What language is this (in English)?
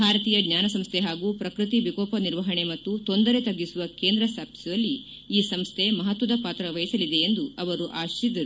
Kannada